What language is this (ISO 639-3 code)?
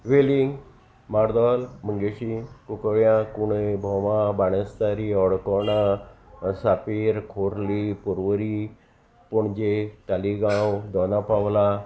kok